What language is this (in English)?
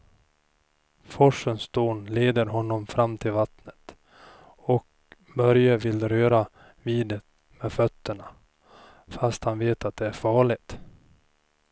Swedish